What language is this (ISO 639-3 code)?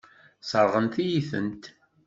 kab